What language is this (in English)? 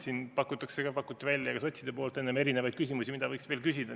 Estonian